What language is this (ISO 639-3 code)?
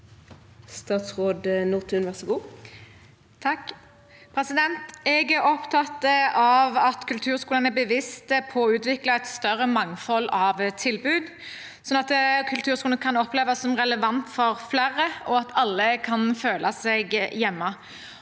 nor